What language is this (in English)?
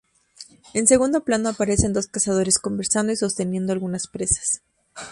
Spanish